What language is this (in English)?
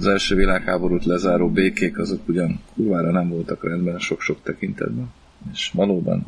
Hungarian